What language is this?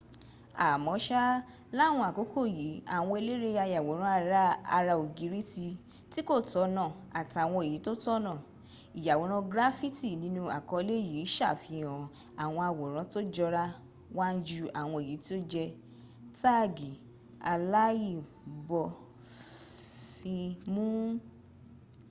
Yoruba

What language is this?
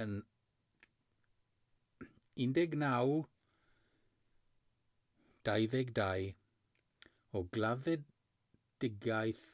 Welsh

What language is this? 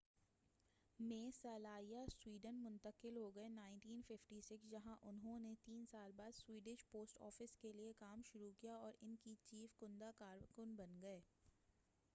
Urdu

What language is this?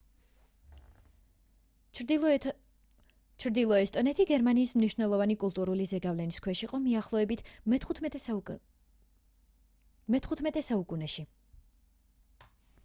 Georgian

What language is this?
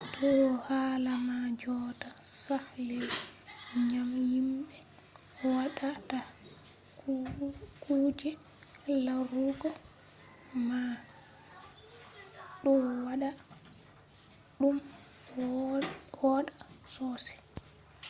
Fula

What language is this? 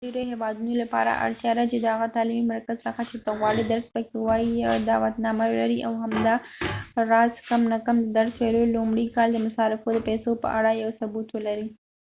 Pashto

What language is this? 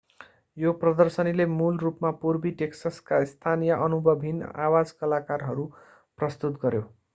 Nepali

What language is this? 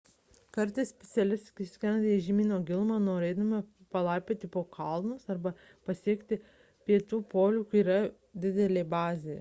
Lithuanian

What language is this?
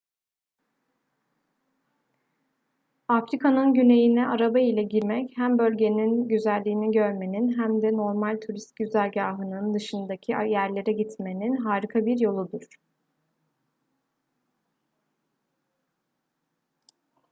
Turkish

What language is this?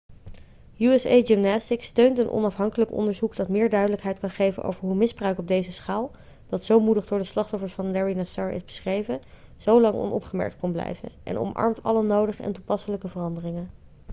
Dutch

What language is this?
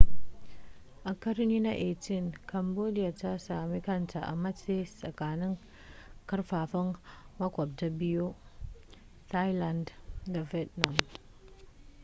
Hausa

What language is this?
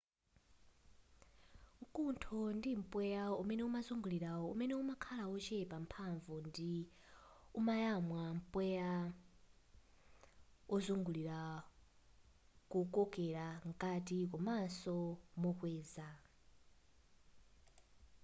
Nyanja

